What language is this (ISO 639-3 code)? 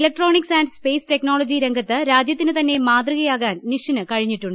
mal